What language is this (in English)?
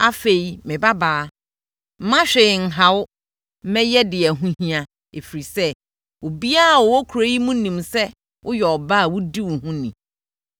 Akan